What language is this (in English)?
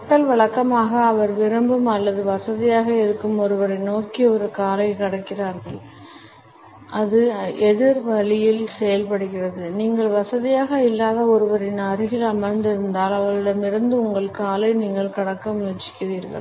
Tamil